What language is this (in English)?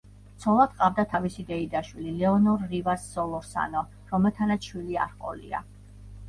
Georgian